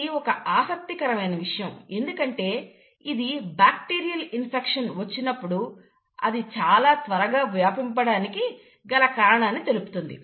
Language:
Telugu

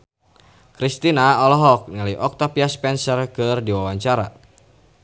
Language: Sundanese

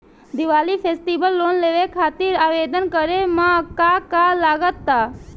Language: Bhojpuri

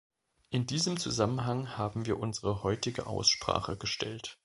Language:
German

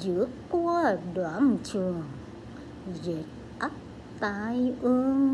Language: Vietnamese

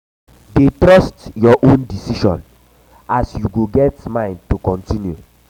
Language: Nigerian Pidgin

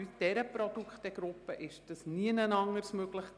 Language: Swiss German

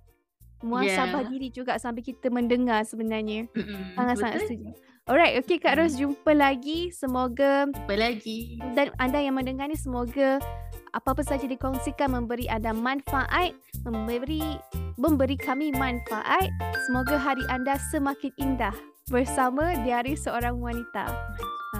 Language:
Malay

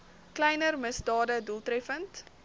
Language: Afrikaans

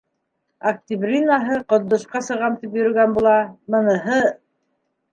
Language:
Bashkir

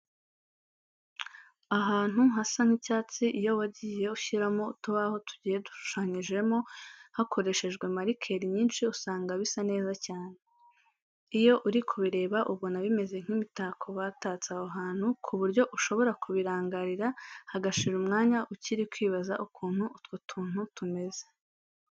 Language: Kinyarwanda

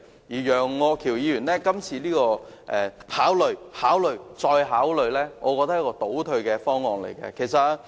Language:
Cantonese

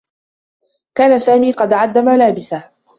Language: Arabic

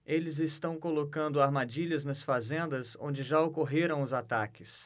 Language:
Portuguese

